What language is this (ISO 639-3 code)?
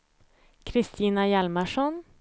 swe